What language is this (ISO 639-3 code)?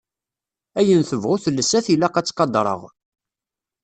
kab